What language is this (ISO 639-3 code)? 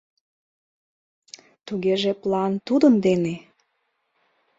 chm